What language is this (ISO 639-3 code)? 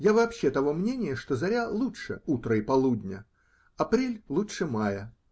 rus